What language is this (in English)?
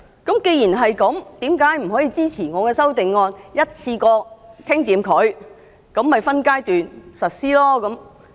Cantonese